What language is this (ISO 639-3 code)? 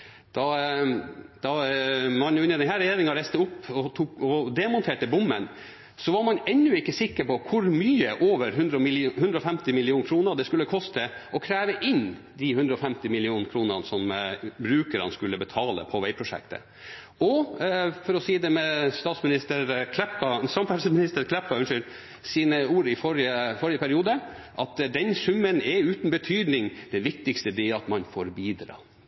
nob